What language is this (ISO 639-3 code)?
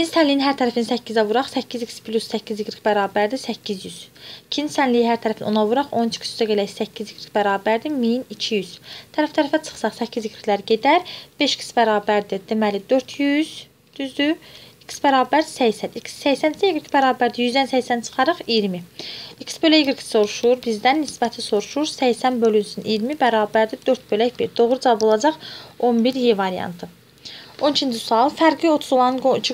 tur